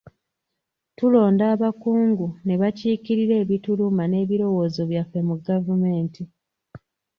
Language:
Ganda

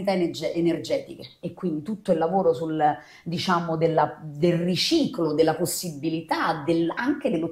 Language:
Italian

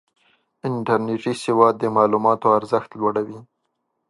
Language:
Pashto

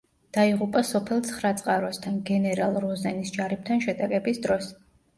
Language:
Georgian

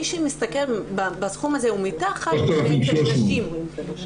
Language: Hebrew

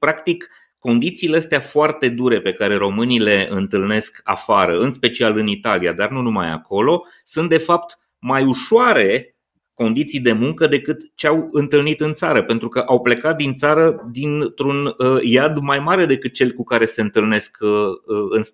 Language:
Romanian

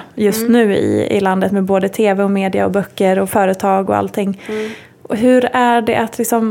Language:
Swedish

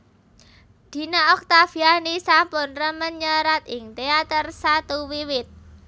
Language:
Javanese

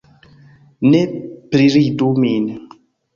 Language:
Esperanto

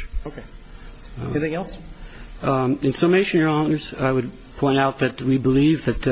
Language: English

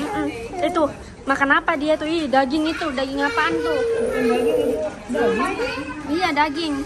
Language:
Indonesian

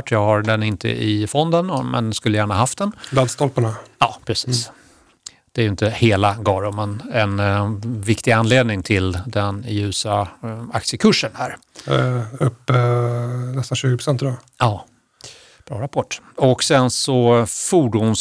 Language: Swedish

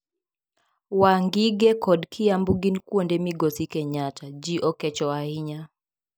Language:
Luo (Kenya and Tanzania)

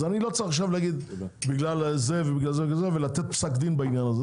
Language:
Hebrew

